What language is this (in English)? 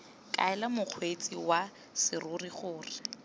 Tswana